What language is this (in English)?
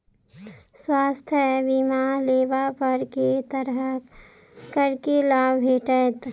Maithili